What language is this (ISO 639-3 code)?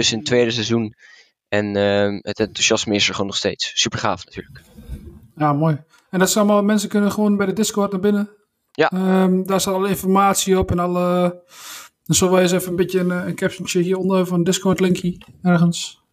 nld